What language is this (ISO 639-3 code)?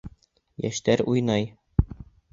bak